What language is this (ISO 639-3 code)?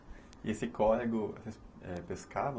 por